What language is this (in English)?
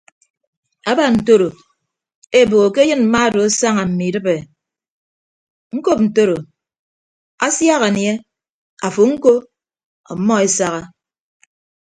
Ibibio